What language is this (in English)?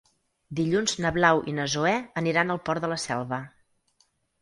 Catalan